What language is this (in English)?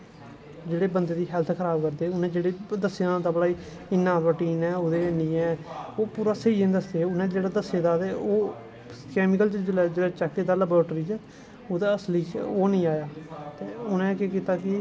Dogri